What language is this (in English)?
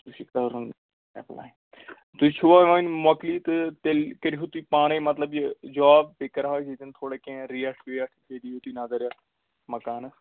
Kashmiri